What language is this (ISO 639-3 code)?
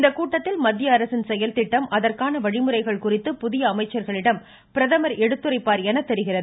tam